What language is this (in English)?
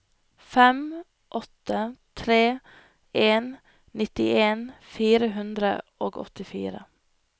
Norwegian